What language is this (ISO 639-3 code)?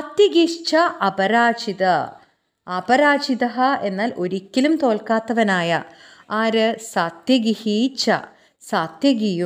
mal